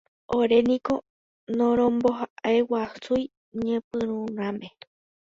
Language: Guarani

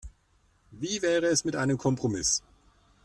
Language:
German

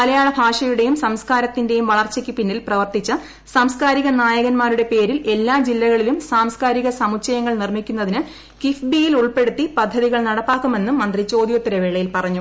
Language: Malayalam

